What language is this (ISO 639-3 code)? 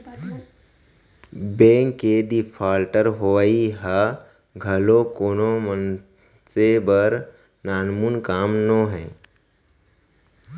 hne